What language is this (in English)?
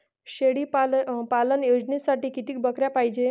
Marathi